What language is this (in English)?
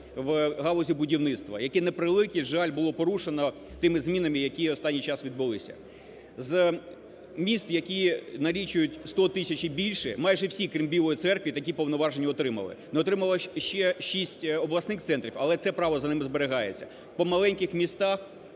Ukrainian